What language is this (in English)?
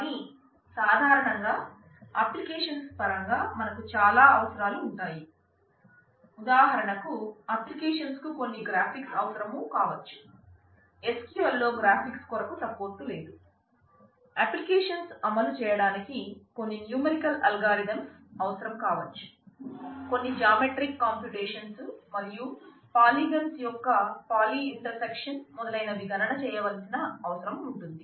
Telugu